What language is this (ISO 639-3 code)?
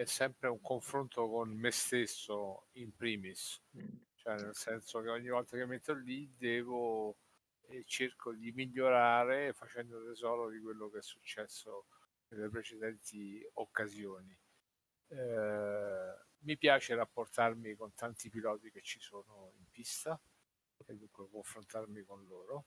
ita